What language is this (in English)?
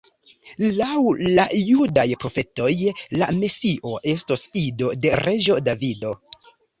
Esperanto